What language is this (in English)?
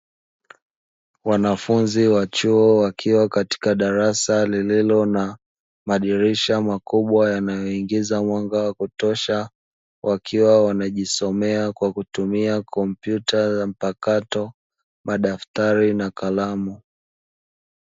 Swahili